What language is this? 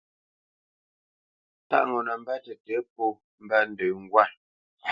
Bamenyam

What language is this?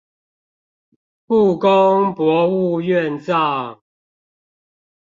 Chinese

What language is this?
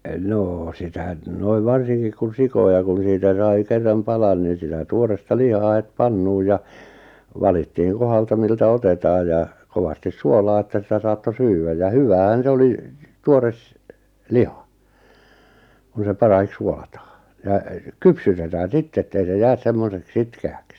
Finnish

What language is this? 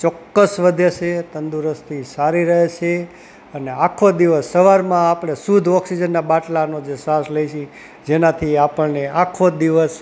Gujarati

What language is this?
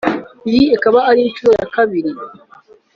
Kinyarwanda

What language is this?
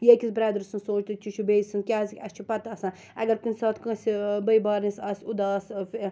Kashmiri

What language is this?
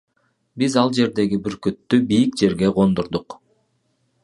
Kyrgyz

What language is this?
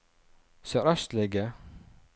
Norwegian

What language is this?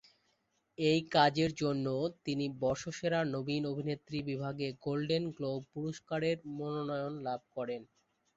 Bangla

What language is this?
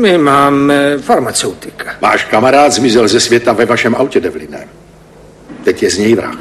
Czech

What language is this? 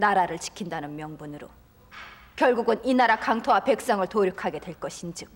Korean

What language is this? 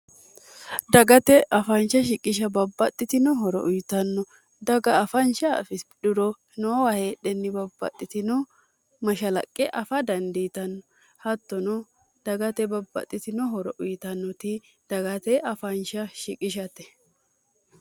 Sidamo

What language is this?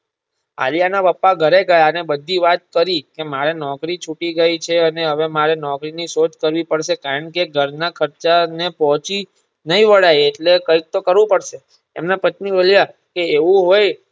Gujarati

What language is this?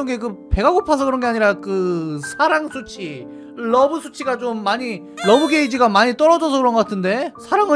Korean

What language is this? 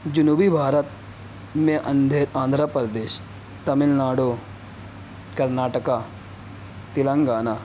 Urdu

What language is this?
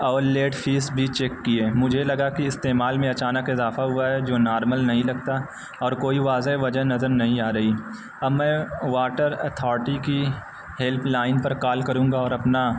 Urdu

